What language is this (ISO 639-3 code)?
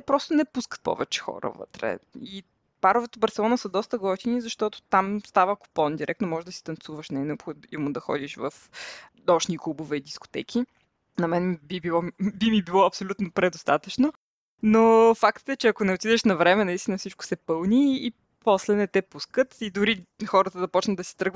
bul